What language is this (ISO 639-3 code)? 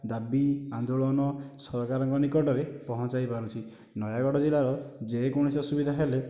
ori